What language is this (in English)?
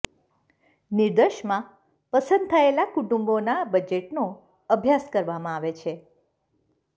Gujarati